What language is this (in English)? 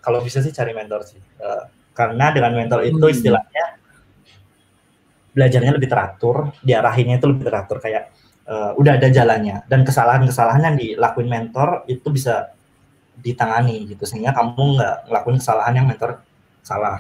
Indonesian